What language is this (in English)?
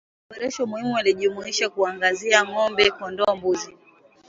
Swahili